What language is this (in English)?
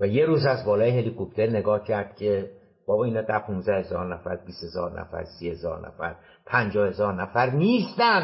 Persian